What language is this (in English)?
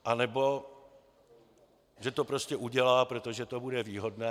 Czech